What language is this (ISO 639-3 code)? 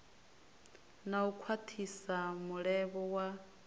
ven